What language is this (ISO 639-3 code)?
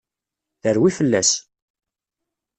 kab